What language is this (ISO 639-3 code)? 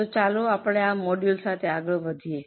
guj